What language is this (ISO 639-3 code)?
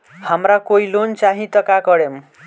bho